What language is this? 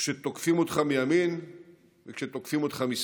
Hebrew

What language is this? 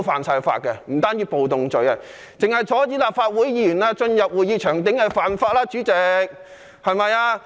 Cantonese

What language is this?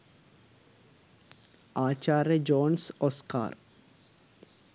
Sinhala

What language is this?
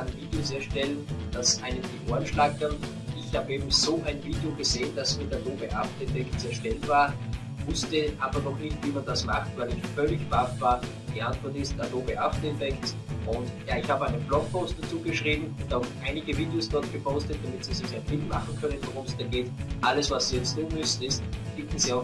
German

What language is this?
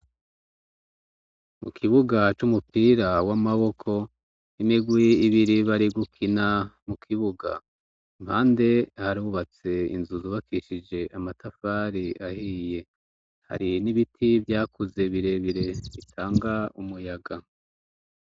Rundi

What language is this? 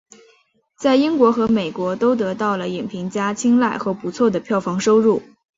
Chinese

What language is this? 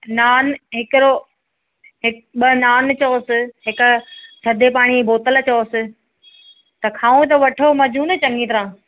Sindhi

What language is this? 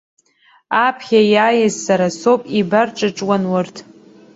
Abkhazian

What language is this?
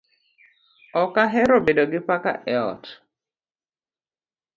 Luo (Kenya and Tanzania)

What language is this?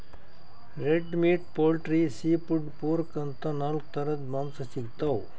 Kannada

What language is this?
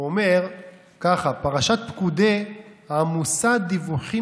Hebrew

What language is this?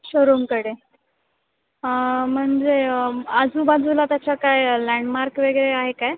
Marathi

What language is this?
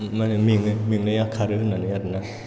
Bodo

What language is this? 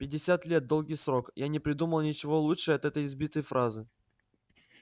Russian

